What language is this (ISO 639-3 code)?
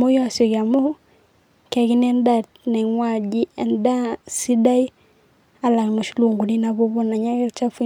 mas